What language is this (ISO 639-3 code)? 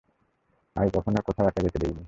ben